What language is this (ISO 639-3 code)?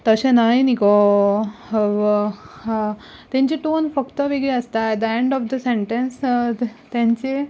kok